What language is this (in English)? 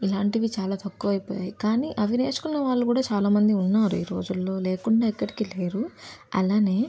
Telugu